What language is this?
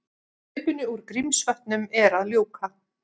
Icelandic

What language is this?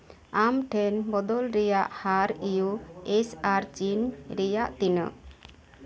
Santali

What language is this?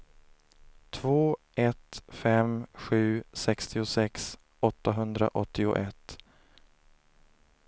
Swedish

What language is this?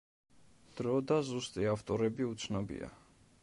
Georgian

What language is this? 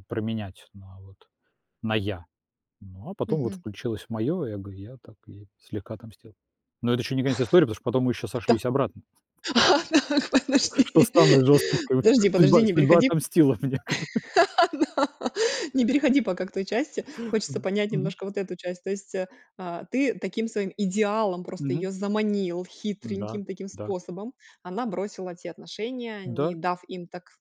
Russian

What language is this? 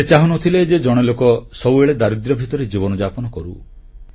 Odia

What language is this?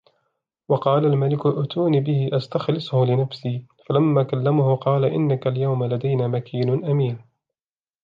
Arabic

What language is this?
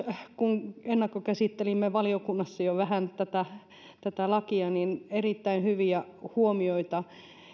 Finnish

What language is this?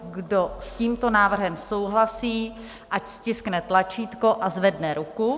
Czech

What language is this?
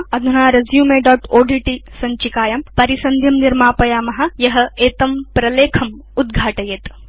Sanskrit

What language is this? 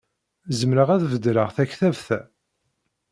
Kabyle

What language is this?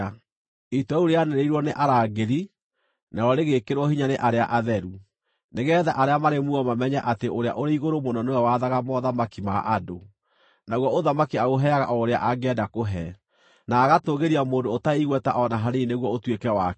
Kikuyu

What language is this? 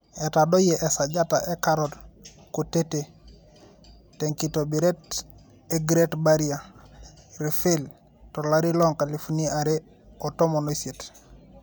Masai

